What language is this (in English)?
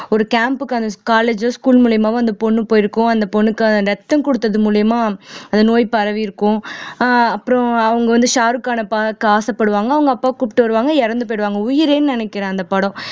Tamil